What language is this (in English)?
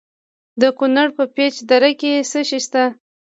Pashto